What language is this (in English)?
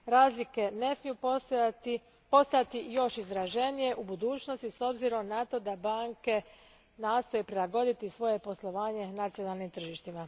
Croatian